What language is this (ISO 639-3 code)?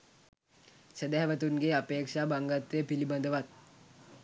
sin